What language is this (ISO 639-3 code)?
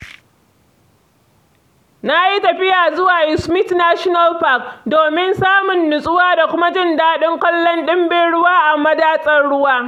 hau